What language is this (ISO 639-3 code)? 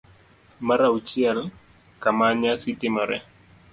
luo